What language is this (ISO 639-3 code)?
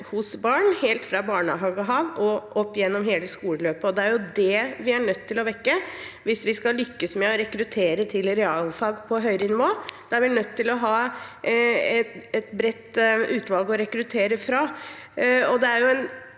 nor